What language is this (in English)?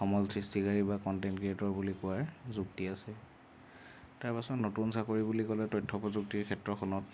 Assamese